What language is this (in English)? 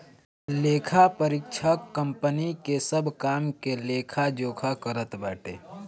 Bhojpuri